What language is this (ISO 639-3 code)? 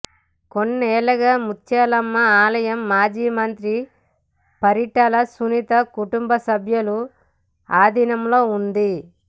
tel